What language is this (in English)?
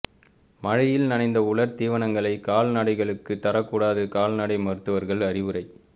Tamil